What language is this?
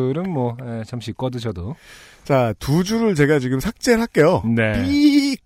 Korean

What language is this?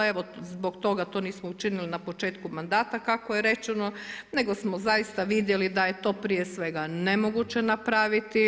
Croatian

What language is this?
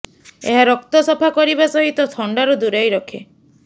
Odia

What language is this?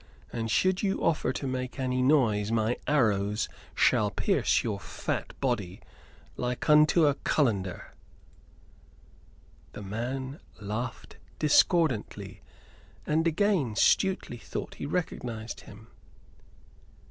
English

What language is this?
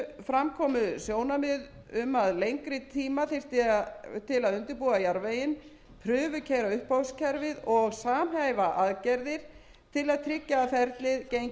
Icelandic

